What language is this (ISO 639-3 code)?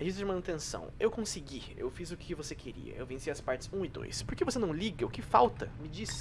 por